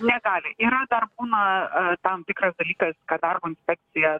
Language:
Lithuanian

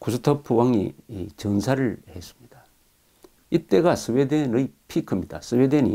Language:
Korean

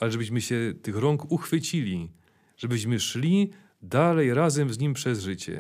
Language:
Polish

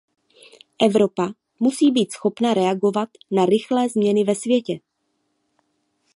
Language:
Czech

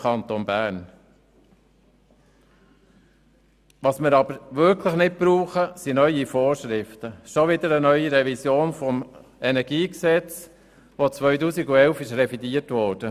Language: Swiss German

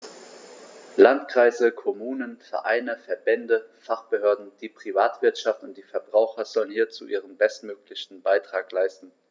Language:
German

